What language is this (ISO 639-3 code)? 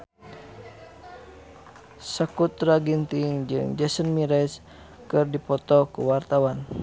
sun